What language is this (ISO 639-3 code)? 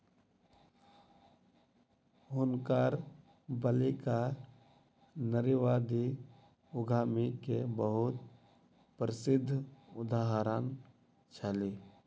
mai